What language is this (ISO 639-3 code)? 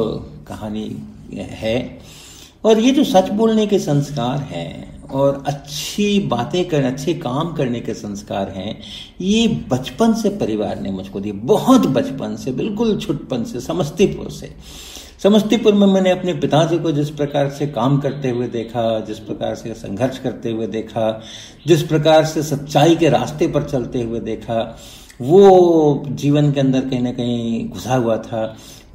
hin